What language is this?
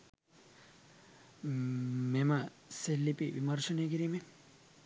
Sinhala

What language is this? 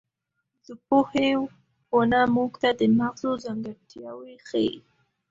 Pashto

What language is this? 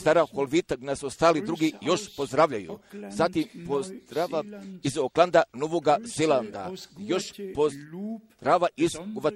Croatian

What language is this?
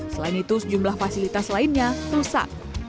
Indonesian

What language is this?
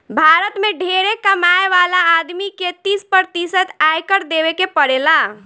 Bhojpuri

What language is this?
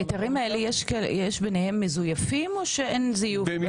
Hebrew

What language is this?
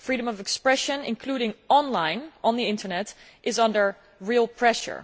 English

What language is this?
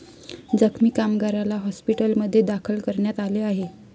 Marathi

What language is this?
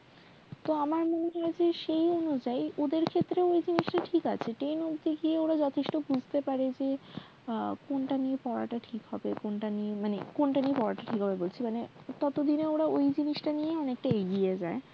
Bangla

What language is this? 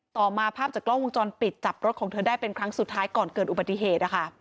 Thai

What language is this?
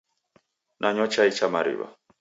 Taita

